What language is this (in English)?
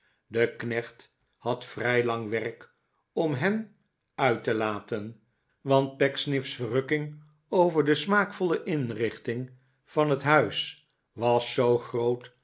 Dutch